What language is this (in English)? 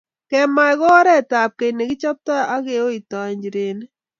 Kalenjin